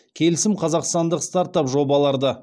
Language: Kazakh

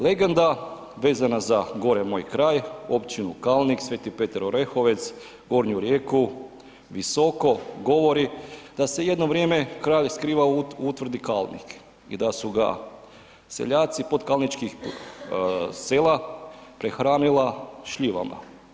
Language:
Croatian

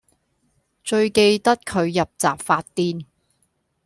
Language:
Cantonese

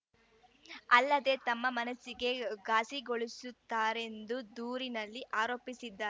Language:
Kannada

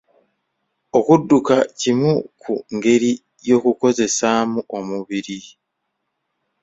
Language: Ganda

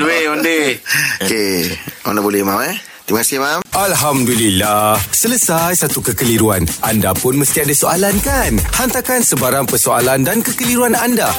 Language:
Malay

